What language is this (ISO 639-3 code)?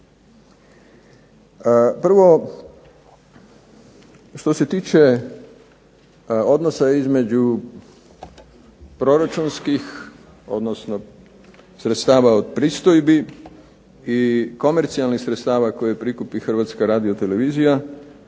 hrv